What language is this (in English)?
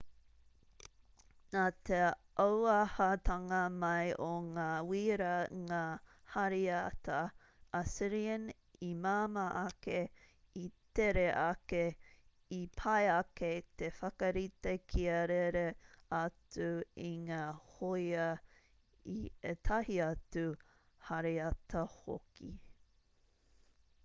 Māori